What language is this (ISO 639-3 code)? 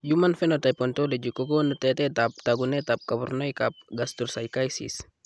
kln